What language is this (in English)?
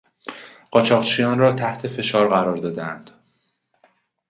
Persian